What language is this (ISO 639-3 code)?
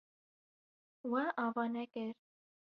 kur